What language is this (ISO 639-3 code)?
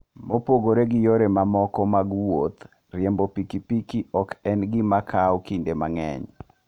luo